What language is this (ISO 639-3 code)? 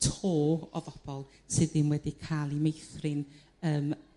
cym